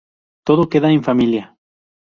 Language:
Spanish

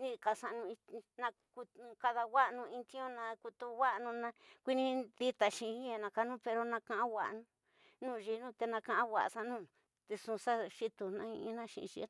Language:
Tidaá Mixtec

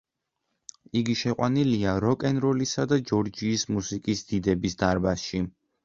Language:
Georgian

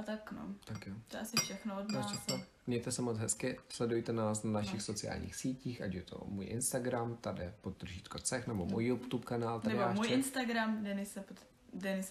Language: Czech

